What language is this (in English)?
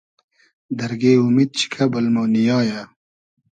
Hazaragi